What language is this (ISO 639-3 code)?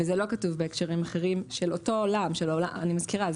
heb